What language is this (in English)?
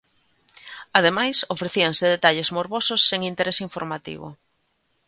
Galician